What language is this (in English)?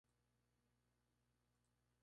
Spanish